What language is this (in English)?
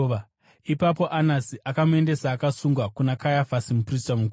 Shona